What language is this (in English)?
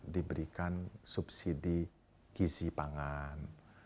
Indonesian